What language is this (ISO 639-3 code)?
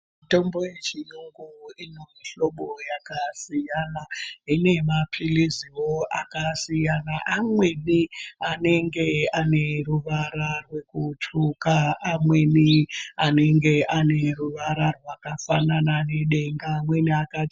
ndc